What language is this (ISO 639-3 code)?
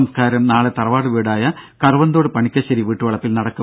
mal